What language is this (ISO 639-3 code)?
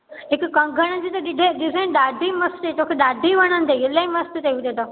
snd